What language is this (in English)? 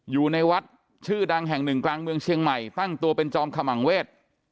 Thai